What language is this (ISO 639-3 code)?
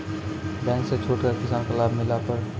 mai